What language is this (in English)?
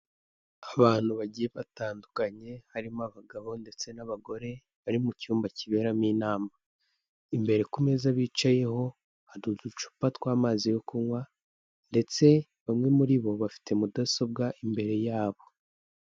Kinyarwanda